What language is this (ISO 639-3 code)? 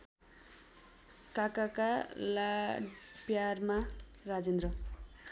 nep